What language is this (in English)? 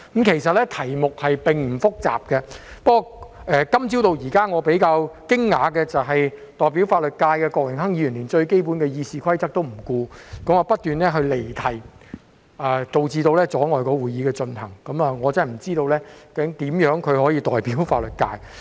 Cantonese